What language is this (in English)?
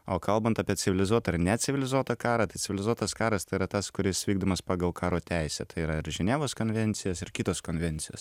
Lithuanian